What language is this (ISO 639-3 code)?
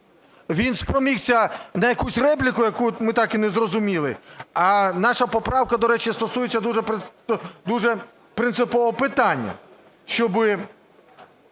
ukr